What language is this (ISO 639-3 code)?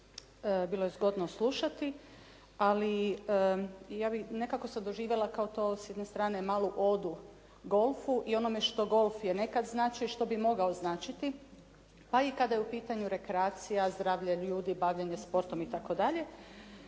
hrv